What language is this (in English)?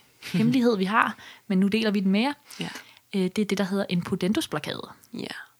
Danish